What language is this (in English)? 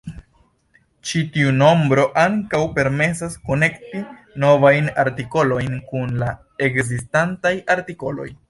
Esperanto